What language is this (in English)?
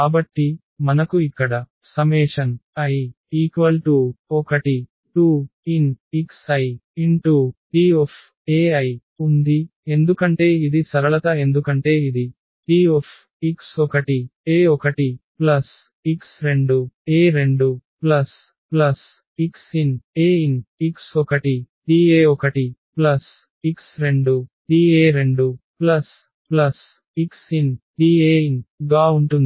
Telugu